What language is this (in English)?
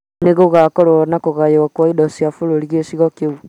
Kikuyu